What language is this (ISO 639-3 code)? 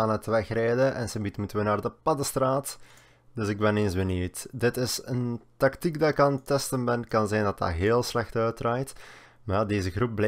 nld